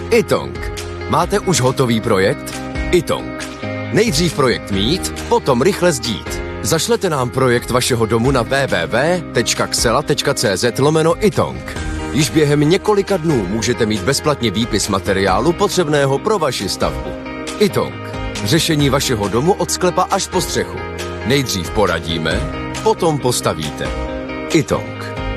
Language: Czech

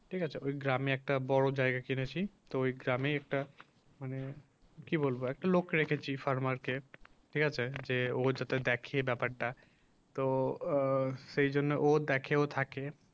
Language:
Bangla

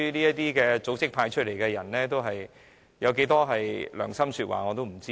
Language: Cantonese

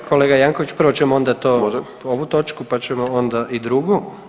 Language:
Croatian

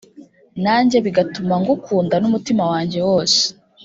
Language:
Kinyarwanda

